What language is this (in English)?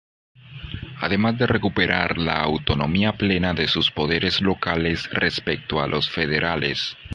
Spanish